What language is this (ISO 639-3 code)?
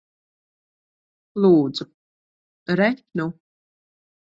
lav